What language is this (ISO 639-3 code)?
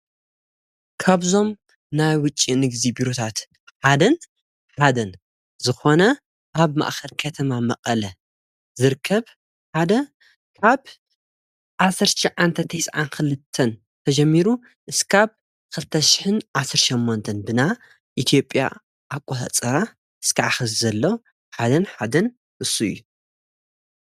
tir